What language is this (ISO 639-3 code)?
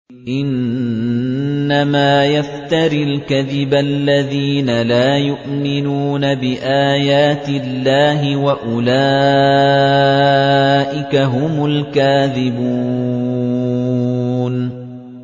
ara